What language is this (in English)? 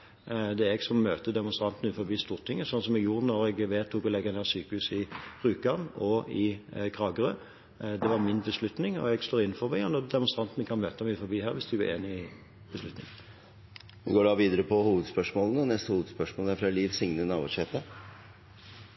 Norwegian